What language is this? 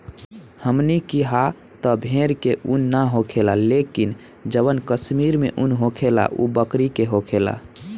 Bhojpuri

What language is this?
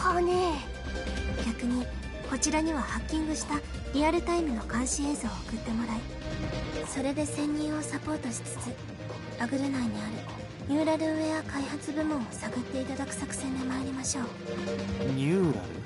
Japanese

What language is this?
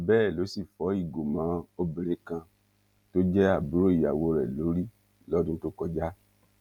Yoruba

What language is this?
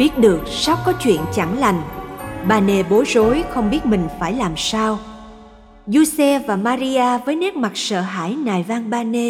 Vietnamese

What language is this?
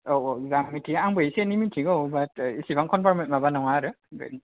Bodo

